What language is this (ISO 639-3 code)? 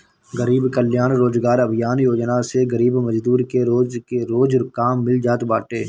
bho